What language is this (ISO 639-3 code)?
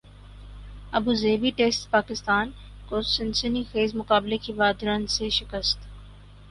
urd